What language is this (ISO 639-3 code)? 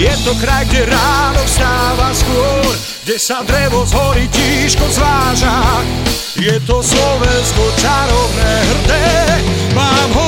slk